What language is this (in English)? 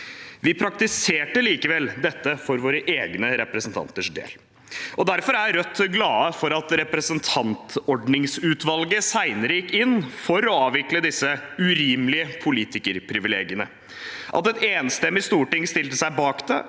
Norwegian